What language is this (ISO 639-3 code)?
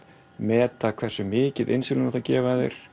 isl